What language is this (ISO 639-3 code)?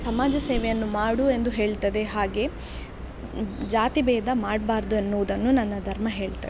kan